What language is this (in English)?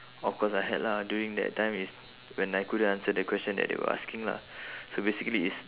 English